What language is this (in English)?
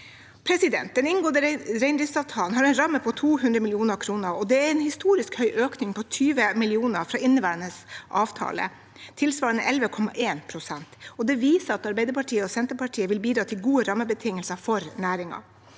Norwegian